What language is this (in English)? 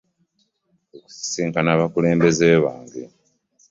Ganda